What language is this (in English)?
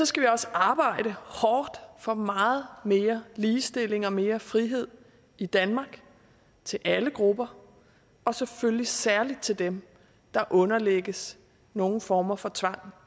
Danish